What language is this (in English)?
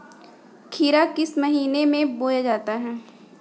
Hindi